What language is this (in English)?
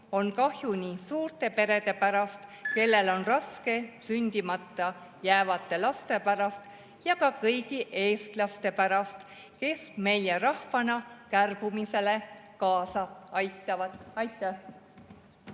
Estonian